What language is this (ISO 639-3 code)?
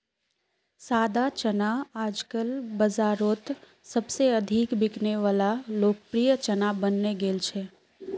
mag